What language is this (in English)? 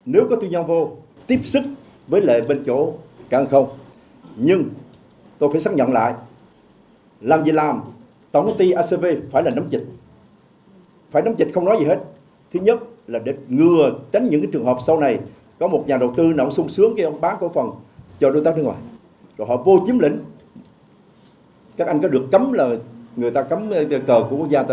Vietnamese